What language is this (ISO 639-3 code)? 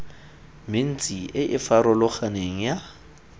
tsn